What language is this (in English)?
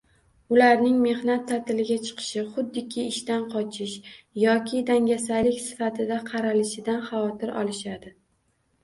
Uzbek